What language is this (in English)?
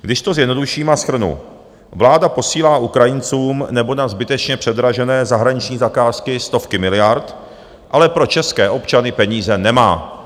Czech